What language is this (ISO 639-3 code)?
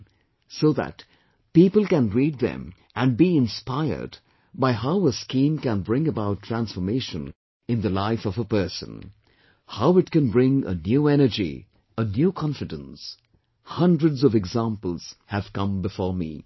eng